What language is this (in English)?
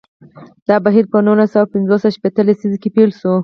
Pashto